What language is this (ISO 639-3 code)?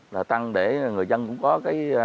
vie